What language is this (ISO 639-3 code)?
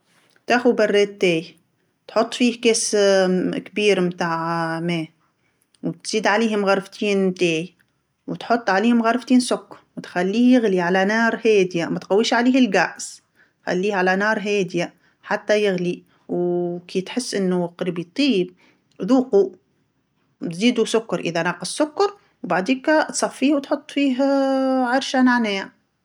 aeb